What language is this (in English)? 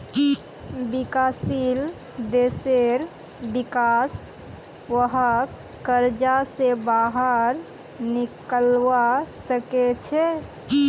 Magahi